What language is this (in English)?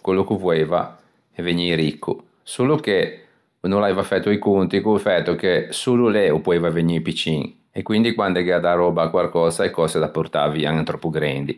Ligurian